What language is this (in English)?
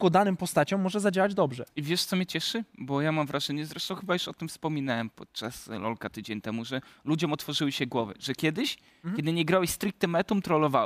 Polish